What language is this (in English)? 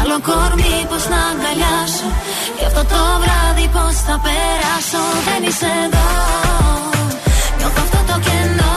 Greek